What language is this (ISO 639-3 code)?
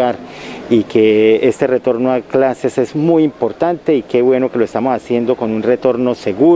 spa